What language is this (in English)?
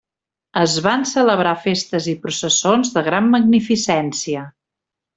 Catalan